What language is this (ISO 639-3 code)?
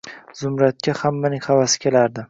uzb